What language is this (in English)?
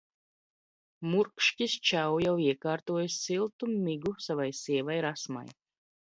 Latvian